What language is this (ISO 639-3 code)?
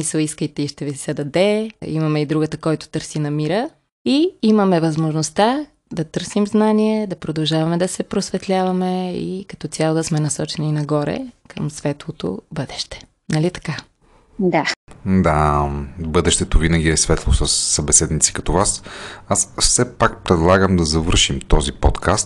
bul